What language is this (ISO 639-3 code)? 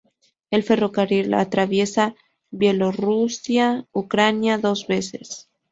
spa